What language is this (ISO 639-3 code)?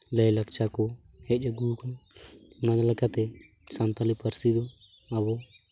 sat